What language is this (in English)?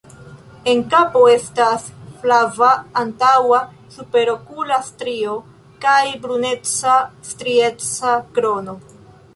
Esperanto